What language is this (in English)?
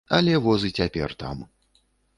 Belarusian